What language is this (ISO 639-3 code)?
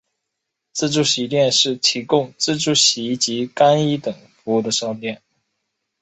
zho